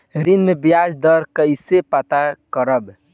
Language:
Bhojpuri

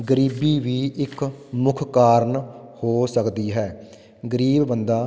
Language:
Punjabi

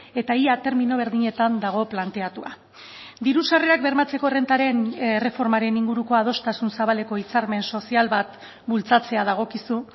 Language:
Basque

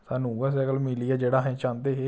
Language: Dogri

